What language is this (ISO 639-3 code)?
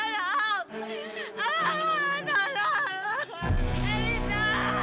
ind